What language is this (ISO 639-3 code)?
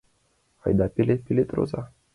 chm